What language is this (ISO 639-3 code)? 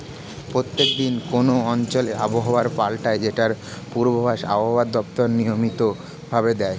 ben